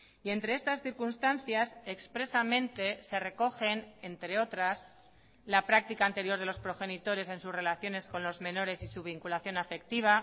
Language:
Spanish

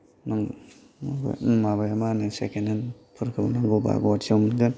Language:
Bodo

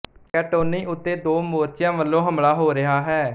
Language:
Punjabi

